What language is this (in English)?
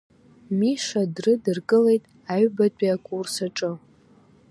Abkhazian